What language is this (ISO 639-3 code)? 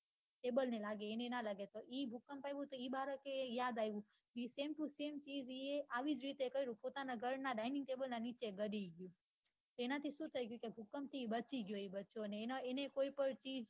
guj